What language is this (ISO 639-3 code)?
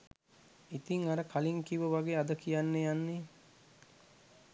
sin